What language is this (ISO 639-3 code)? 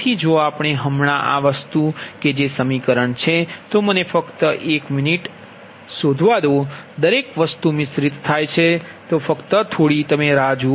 guj